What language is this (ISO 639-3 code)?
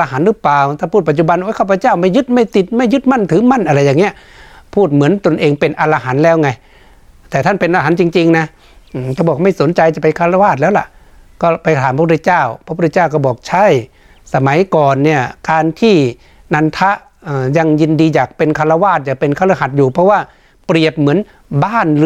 tha